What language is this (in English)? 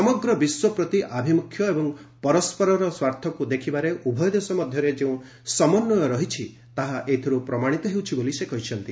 Odia